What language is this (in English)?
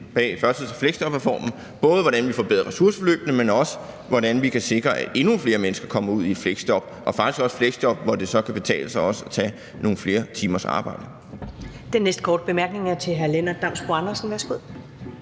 Danish